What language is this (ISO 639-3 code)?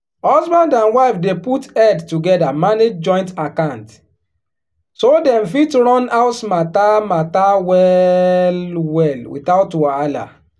pcm